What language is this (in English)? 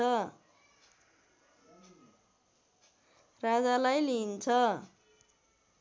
Nepali